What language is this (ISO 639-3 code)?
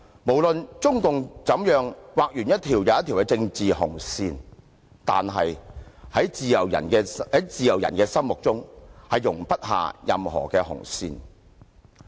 yue